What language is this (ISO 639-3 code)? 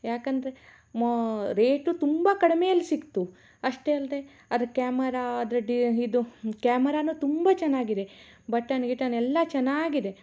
kan